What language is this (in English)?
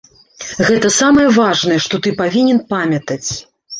Belarusian